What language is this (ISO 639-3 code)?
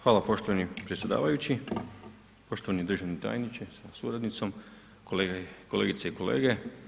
hrv